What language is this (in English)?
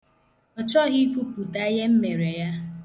Igbo